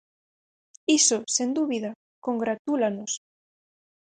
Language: Galician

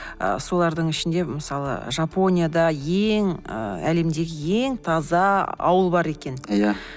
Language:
Kazakh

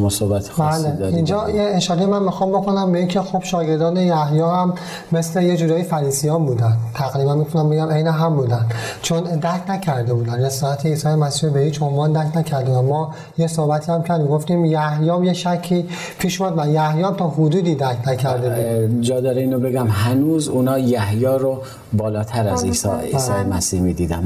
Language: Persian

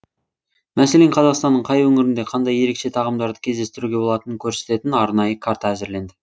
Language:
Kazakh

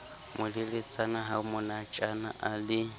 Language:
Southern Sotho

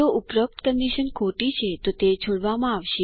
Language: Gujarati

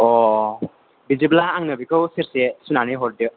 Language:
Bodo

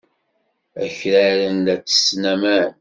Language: Kabyle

